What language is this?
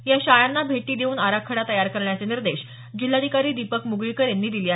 Marathi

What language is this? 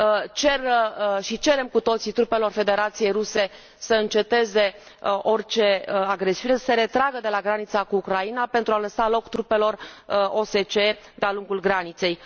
Romanian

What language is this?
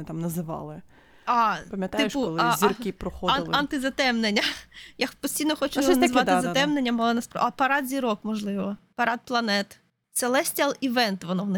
Ukrainian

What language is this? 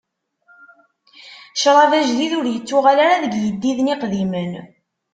Kabyle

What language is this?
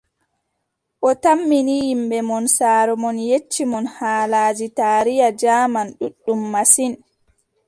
Adamawa Fulfulde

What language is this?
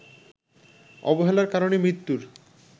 Bangla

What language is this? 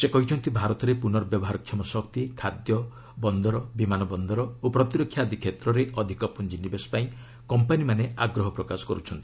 Odia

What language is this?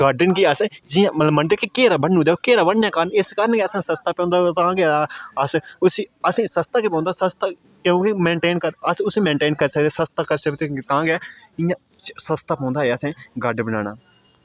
Dogri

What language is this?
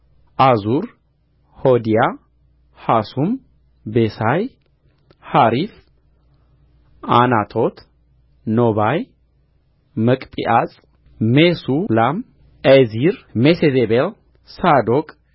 Amharic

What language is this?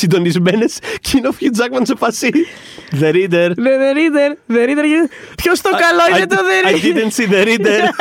Greek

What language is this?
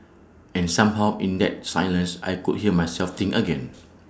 English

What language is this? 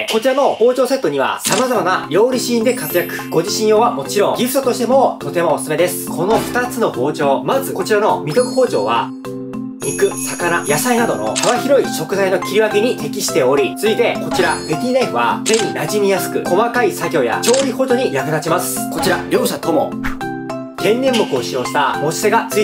Japanese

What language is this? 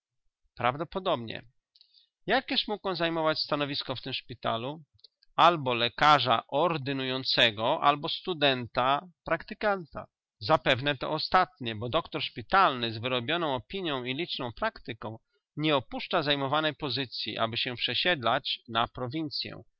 Polish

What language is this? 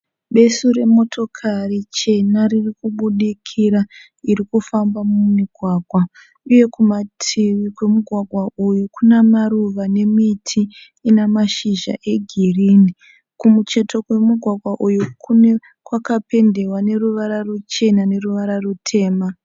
Shona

